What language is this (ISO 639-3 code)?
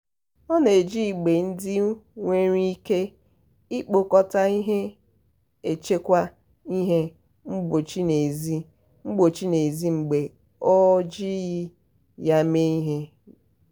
ibo